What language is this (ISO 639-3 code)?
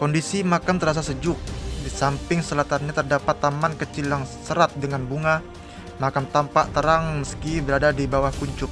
ind